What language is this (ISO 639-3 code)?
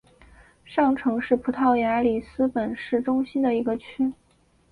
zho